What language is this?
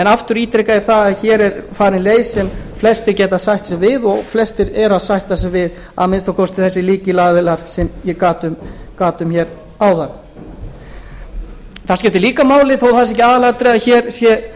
Icelandic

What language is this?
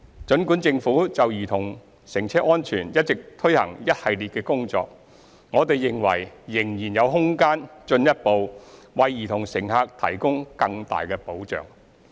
Cantonese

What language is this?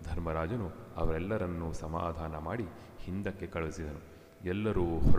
Kannada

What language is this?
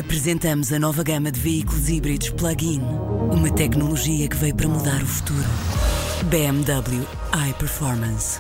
Portuguese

